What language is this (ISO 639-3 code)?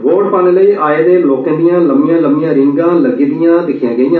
doi